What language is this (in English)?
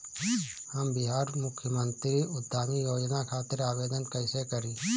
Bhojpuri